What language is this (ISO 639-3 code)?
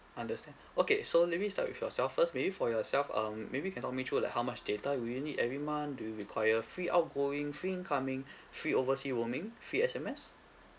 eng